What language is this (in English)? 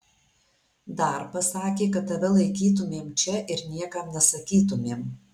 Lithuanian